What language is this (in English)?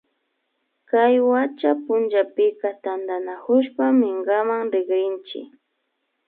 Imbabura Highland Quichua